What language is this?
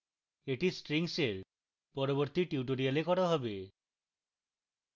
Bangla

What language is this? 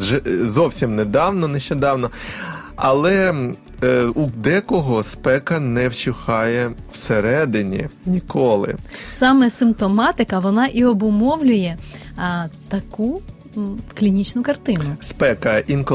Ukrainian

